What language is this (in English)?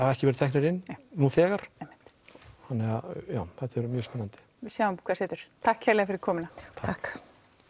Icelandic